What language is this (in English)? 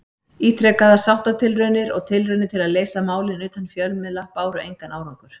Icelandic